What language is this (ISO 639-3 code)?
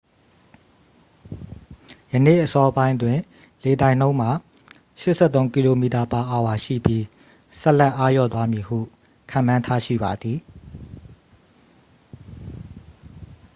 mya